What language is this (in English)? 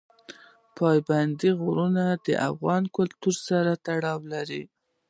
Pashto